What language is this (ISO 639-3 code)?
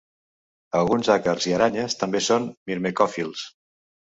cat